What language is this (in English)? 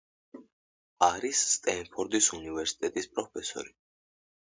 Georgian